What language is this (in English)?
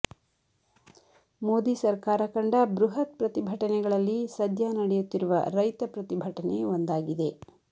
Kannada